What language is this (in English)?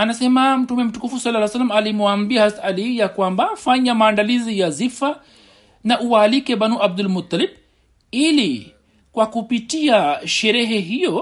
Swahili